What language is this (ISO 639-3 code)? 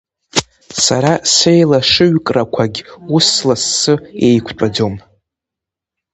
abk